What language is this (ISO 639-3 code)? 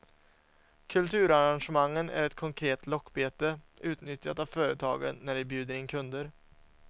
swe